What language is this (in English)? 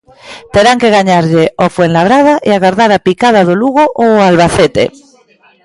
Galician